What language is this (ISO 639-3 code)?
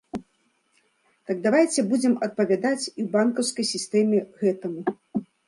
bel